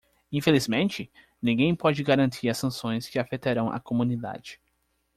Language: Portuguese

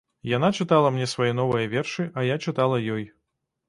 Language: Belarusian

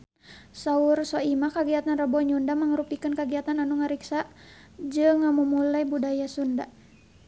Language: Sundanese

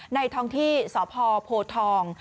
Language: Thai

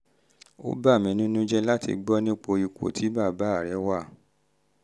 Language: Yoruba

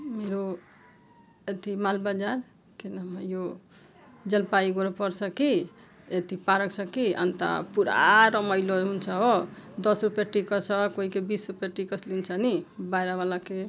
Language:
Nepali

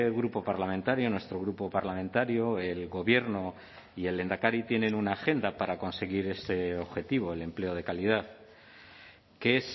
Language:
Spanish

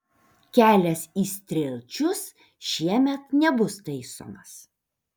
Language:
Lithuanian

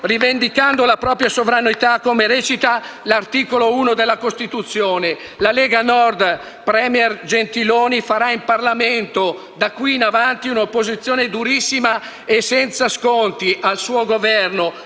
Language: Italian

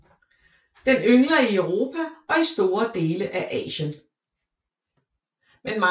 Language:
Danish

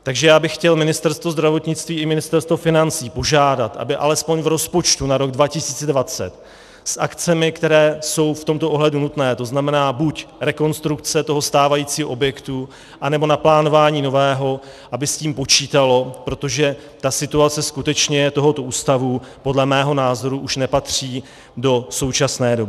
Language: Czech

